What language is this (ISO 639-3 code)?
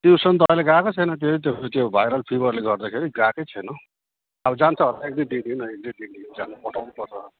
nep